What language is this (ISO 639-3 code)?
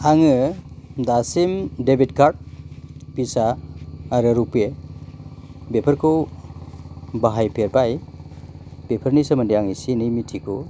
brx